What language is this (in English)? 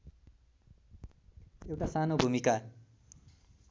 Nepali